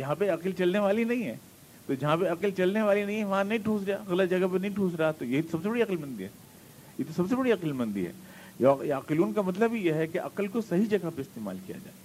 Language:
Urdu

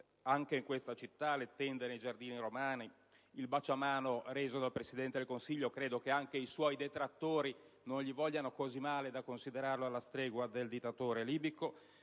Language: Italian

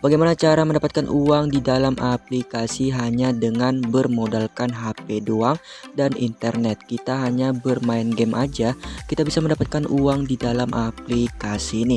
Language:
Indonesian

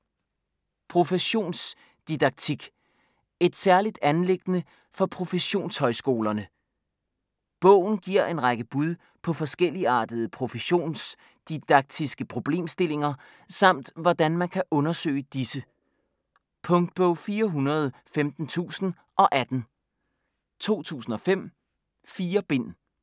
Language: Danish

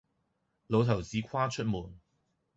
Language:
Cantonese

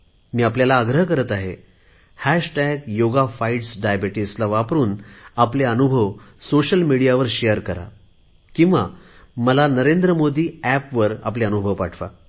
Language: Marathi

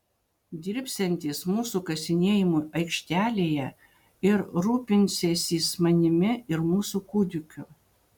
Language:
Lithuanian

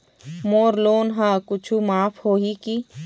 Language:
Chhattisgarhi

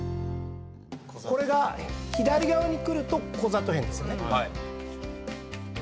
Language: Japanese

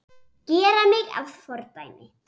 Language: Icelandic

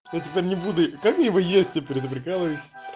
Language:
Russian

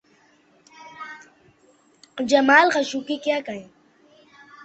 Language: Urdu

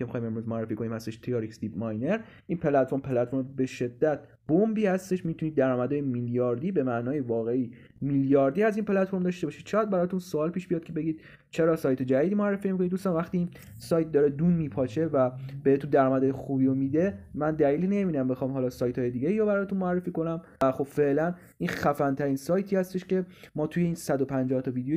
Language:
Persian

